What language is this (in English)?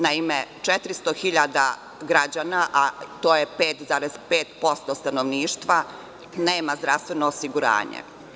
Serbian